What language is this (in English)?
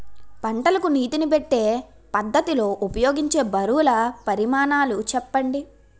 Telugu